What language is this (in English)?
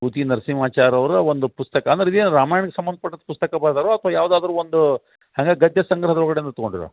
Kannada